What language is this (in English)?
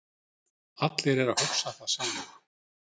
Icelandic